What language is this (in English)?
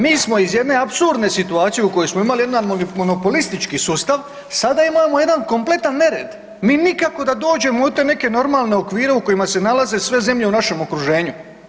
Croatian